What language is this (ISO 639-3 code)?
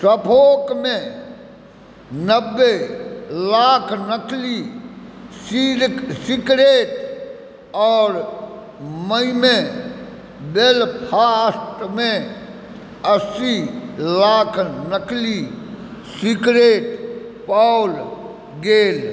mai